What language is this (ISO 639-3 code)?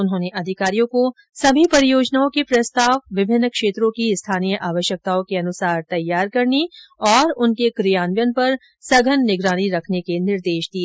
hin